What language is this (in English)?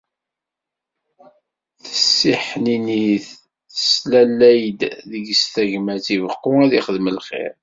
Kabyle